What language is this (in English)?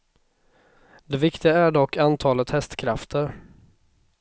Swedish